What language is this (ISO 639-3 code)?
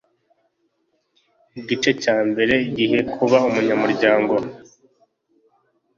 kin